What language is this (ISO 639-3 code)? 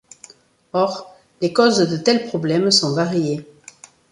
fra